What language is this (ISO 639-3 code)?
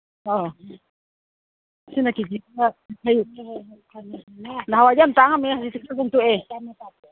mni